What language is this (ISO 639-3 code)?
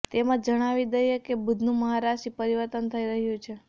guj